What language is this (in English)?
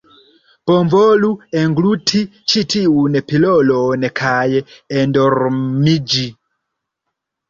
Esperanto